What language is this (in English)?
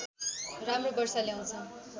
Nepali